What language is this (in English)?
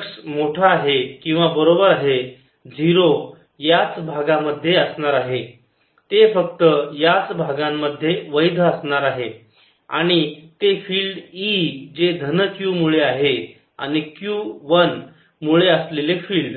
Marathi